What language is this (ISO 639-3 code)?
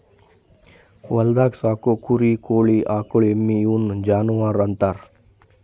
kan